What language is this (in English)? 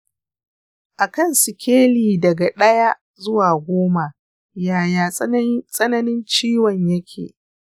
Hausa